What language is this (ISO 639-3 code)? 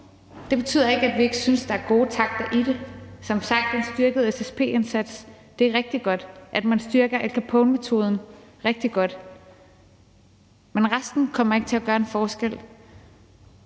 dan